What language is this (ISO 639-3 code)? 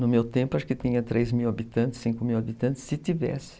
por